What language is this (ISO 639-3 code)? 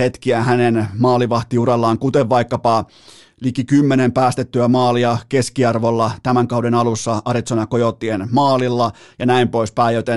fin